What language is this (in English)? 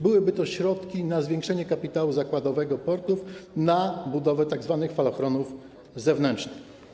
Polish